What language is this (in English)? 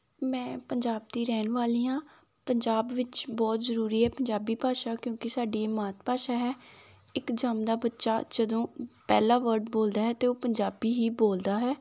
Punjabi